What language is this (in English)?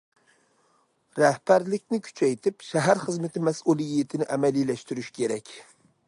Uyghur